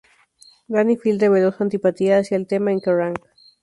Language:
Spanish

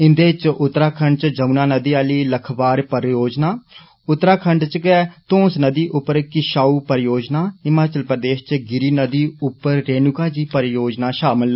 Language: Dogri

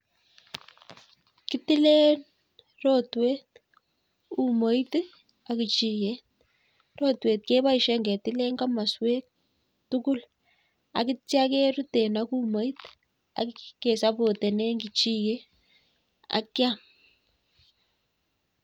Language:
Kalenjin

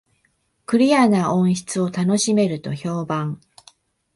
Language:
Japanese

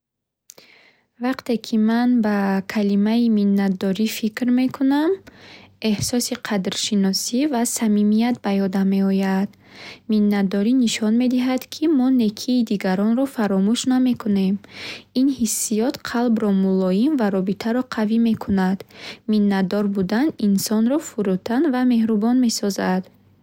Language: Bukharic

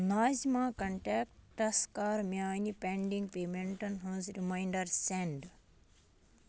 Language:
Kashmiri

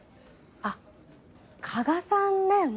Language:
Japanese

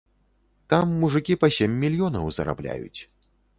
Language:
Belarusian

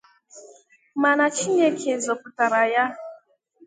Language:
Igbo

